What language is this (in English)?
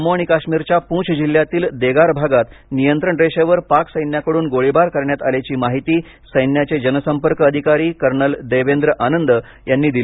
Marathi